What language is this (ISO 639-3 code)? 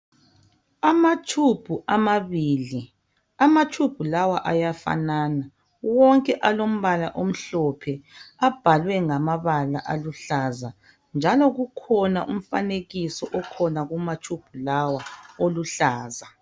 nde